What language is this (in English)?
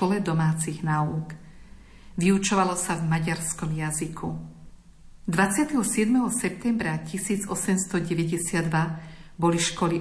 Slovak